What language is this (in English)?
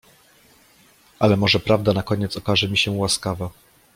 Polish